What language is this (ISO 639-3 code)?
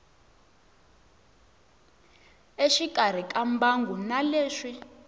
tso